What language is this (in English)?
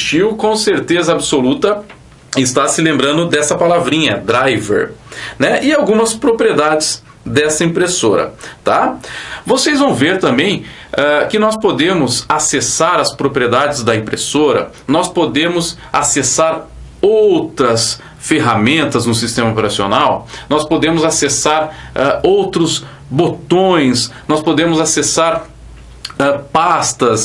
Portuguese